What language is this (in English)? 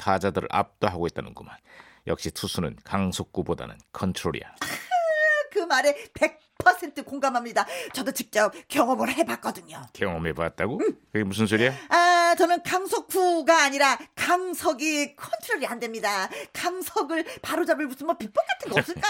Korean